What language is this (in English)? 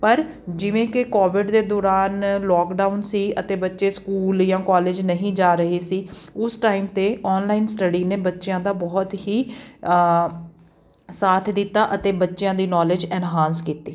Punjabi